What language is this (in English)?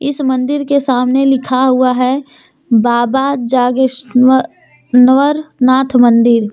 Hindi